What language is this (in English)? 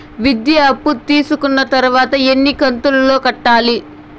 Telugu